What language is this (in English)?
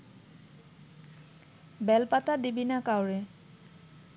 Bangla